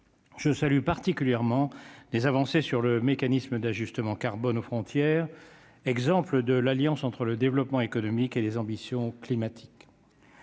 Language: French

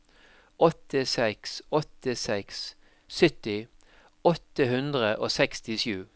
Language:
Norwegian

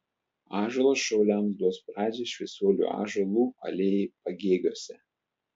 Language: Lithuanian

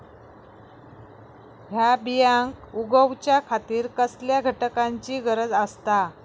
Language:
Marathi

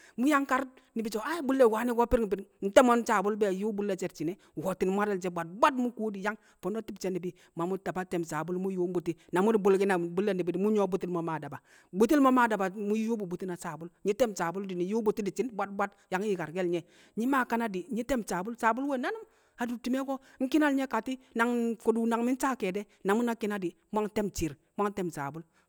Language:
Kamo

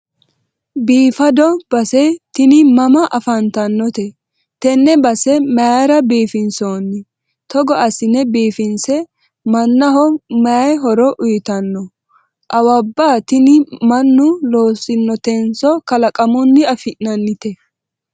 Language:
Sidamo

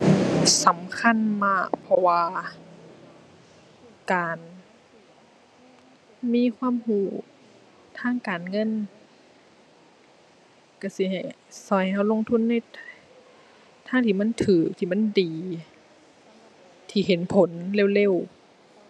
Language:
Thai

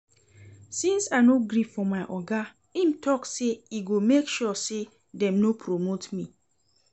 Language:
Nigerian Pidgin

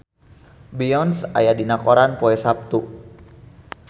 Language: Sundanese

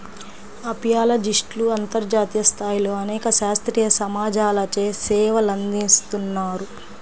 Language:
Telugu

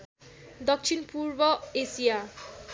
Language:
Nepali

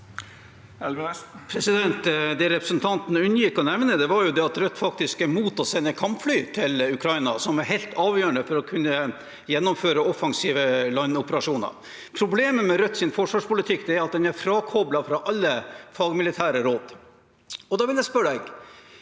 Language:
Norwegian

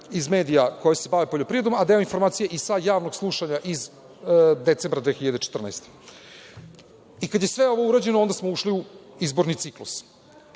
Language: Serbian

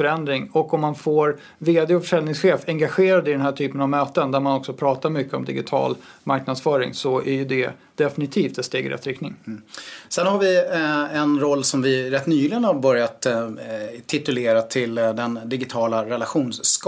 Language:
Swedish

